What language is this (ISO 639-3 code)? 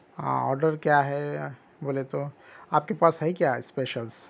urd